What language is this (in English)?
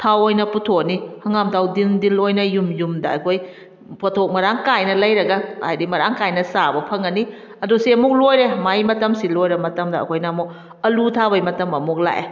Manipuri